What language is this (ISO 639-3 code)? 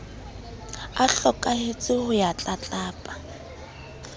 sot